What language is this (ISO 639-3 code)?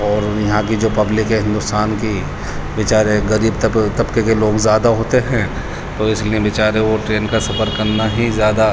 urd